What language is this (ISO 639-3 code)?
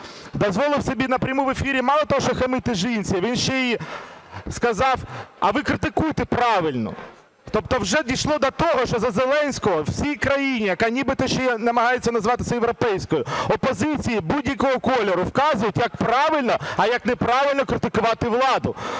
ukr